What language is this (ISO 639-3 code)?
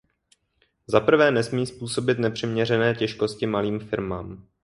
ces